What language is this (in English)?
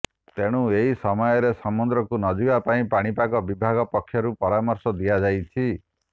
Odia